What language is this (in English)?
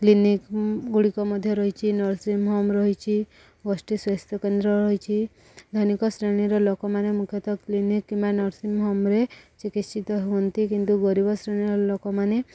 Odia